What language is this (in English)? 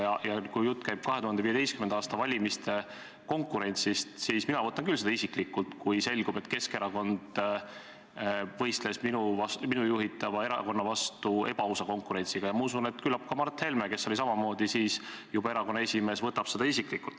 Estonian